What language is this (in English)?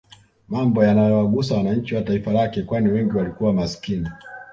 Swahili